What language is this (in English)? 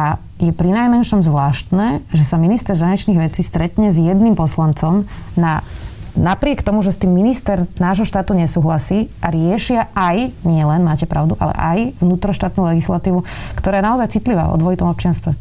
Slovak